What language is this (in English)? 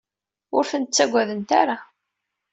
Kabyle